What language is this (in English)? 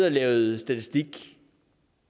Danish